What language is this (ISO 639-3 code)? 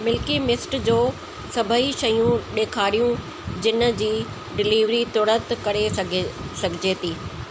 snd